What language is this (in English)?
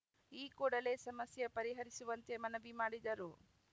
Kannada